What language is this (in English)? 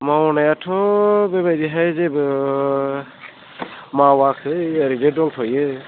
Bodo